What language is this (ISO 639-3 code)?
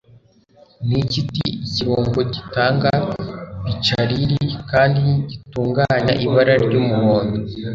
kin